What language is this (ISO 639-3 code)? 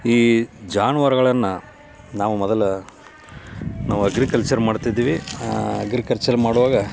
kan